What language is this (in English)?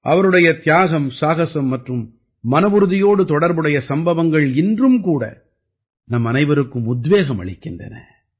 Tamil